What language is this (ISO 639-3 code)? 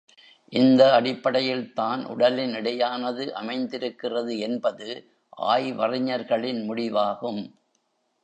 tam